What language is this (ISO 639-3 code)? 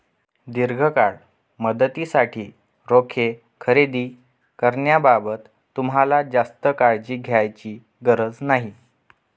mar